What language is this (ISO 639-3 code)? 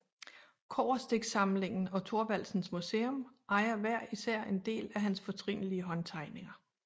dan